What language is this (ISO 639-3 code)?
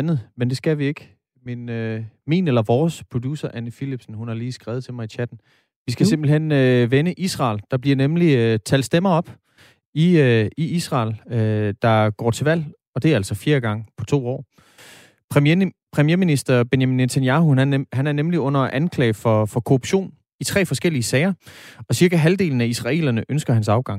dan